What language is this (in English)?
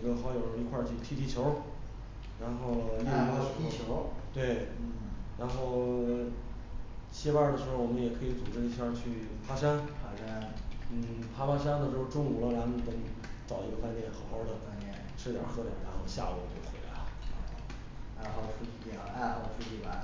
Chinese